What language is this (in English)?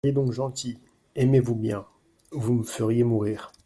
French